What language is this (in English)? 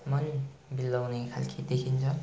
Nepali